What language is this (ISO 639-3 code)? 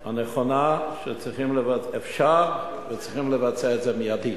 heb